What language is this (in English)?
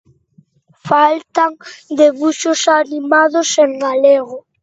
Galician